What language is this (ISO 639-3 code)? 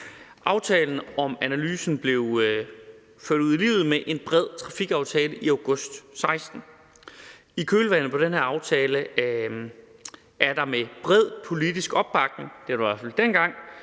dan